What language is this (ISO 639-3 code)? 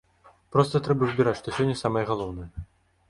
bel